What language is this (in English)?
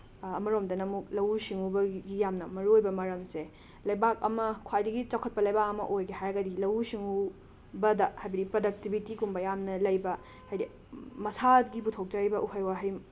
Manipuri